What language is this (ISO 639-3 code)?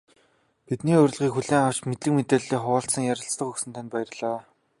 mon